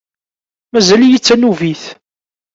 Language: Kabyle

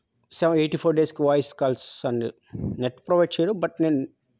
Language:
Telugu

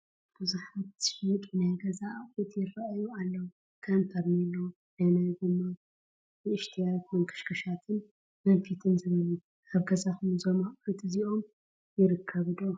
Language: Tigrinya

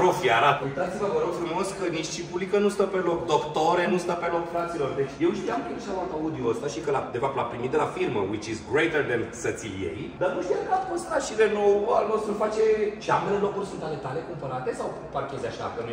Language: Romanian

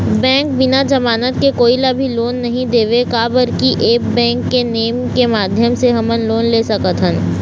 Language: Chhattisgarhi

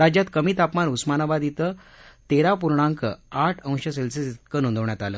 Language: Marathi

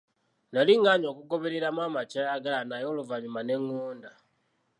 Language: Ganda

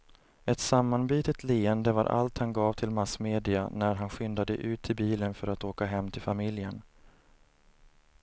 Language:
Swedish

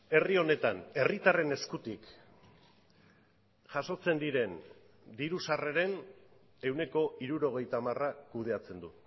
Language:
Basque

